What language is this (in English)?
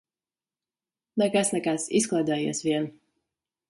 Latvian